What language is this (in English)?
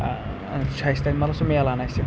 Kashmiri